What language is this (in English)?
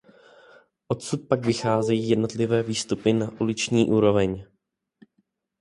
Czech